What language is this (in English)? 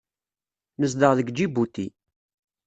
Kabyle